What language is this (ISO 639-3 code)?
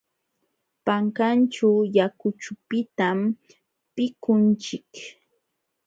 qxw